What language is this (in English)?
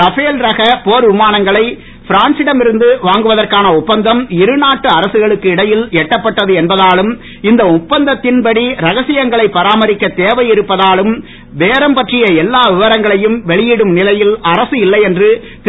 Tamil